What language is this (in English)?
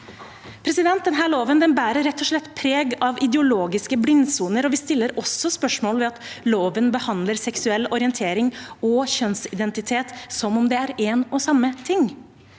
Norwegian